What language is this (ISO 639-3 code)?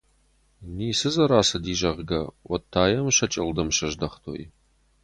oss